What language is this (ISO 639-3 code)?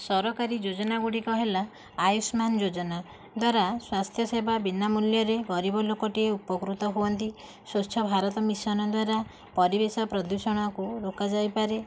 ori